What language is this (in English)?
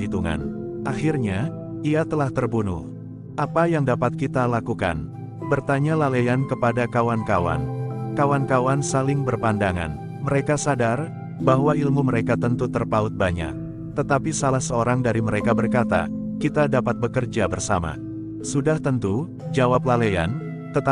Indonesian